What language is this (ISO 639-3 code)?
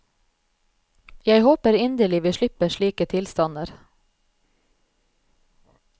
nor